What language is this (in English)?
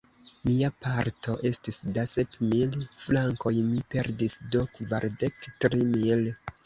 Esperanto